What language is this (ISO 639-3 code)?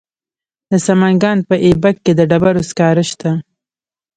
pus